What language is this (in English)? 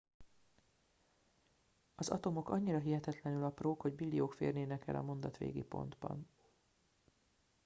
Hungarian